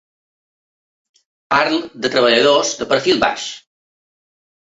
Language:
Catalan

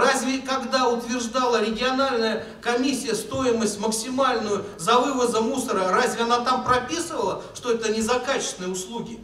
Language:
Russian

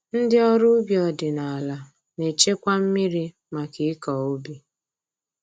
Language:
Igbo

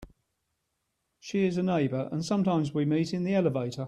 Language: English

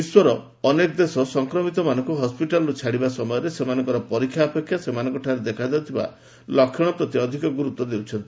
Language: Odia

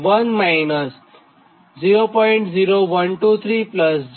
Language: Gujarati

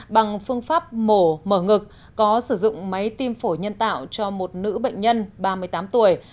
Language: Vietnamese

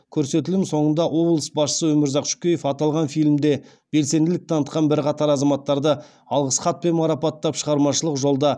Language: Kazakh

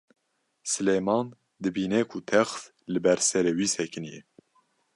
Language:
Kurdish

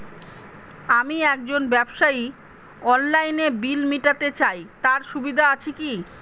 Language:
Bangla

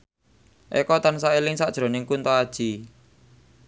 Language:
Javanese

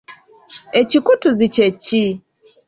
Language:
Ganda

